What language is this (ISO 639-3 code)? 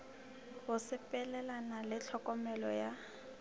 nso